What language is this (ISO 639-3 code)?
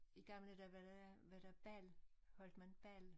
dan